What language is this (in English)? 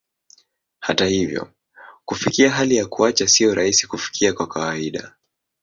Swahili